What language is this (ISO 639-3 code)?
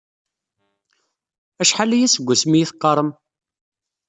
kab